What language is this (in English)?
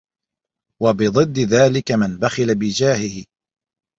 Arabic